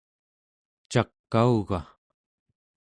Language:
Central Yupik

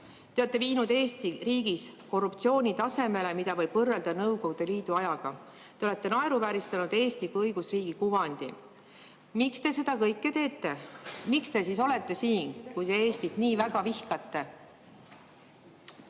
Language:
Estonian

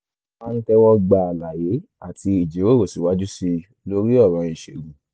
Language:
Yoruba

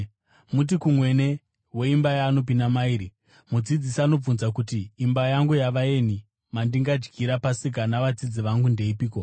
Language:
Shona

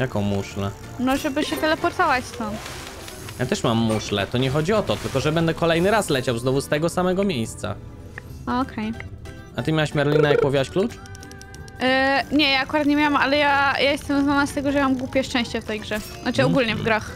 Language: Polish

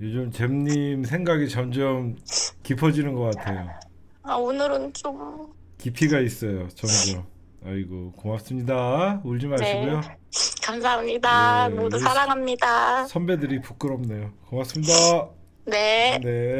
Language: Korean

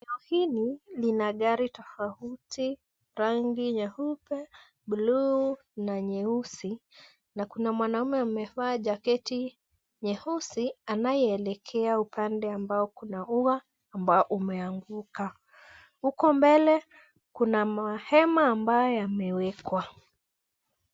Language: Swahili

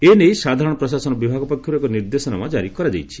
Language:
Odia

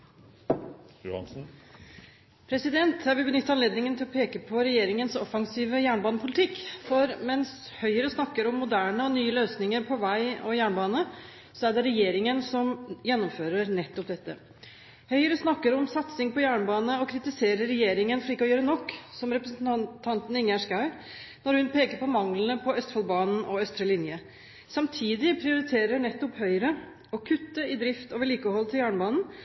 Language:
Norwegian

